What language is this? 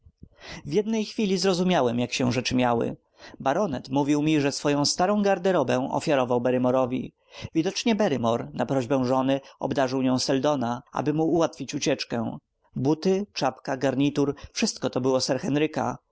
Polish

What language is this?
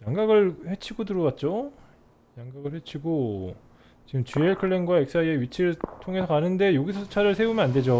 Korean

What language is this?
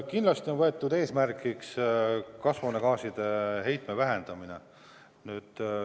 Estonian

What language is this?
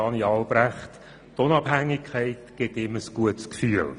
Swiss German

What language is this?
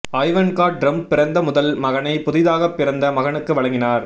Tamil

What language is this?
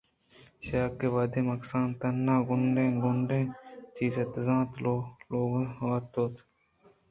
Eastern Balochi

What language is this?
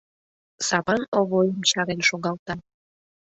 Mari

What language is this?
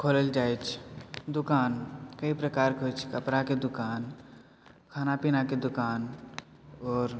Maithili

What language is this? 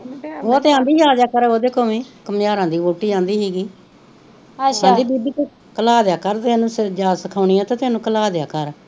Punjabi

